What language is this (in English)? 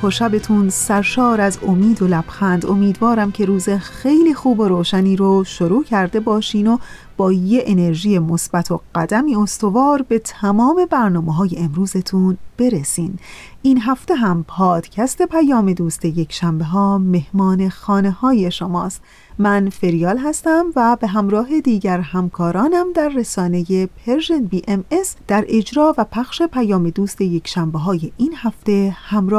Persian